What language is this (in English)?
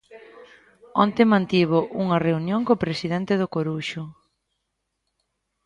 Galician